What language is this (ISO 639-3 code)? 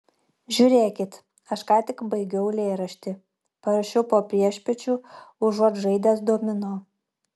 lit